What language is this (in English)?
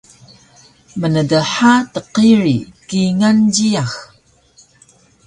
Taroko